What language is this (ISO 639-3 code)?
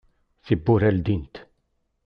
kab